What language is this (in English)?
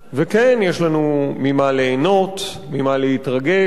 Hebrew